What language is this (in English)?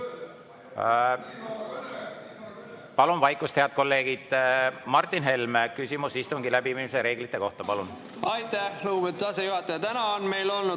Estonian